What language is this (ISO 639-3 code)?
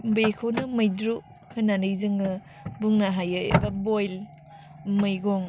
brx